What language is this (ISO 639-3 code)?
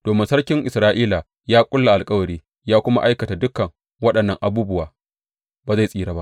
hau